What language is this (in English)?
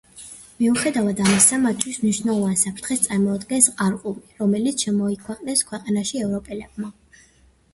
Georgian